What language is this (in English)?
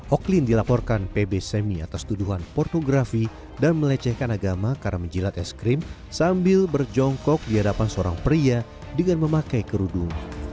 Indonesian